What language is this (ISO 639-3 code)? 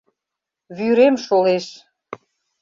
chm